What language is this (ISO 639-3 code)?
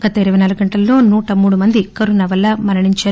tel